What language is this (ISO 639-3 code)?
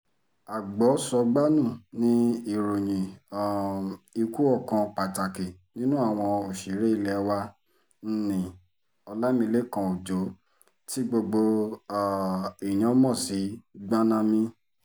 yor